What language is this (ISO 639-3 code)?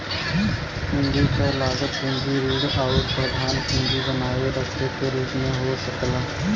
bho